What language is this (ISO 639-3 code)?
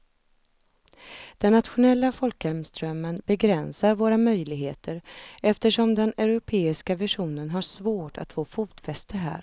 swe